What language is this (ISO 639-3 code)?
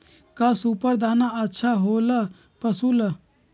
mag